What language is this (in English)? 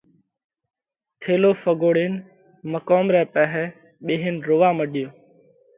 Parkari Koli